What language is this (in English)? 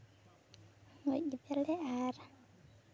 Santali